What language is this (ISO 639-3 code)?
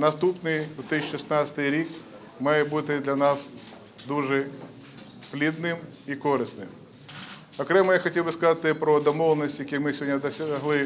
ukr